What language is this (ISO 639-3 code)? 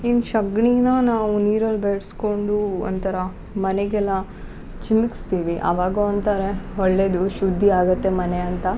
kan